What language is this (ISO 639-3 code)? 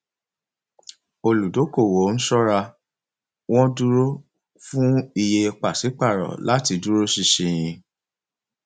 yor